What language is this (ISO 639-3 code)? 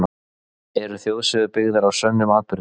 isl